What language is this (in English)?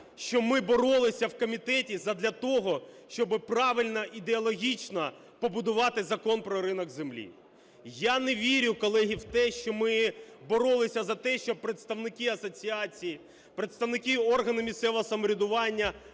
Ukrainian